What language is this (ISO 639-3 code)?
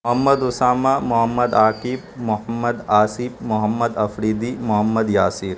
urd